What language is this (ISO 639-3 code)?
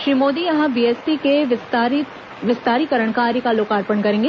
hin